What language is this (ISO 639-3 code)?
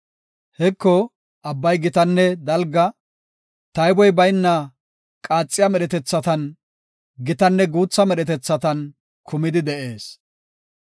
gof